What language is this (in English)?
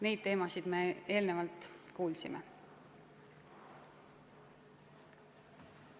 Estonian